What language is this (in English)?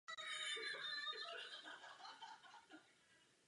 Czech